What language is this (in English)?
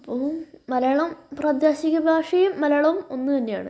Malayalam